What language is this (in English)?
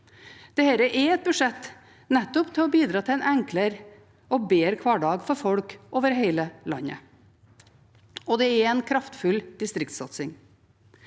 Norwegian